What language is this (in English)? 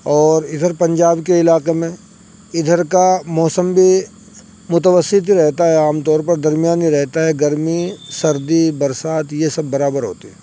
Urdu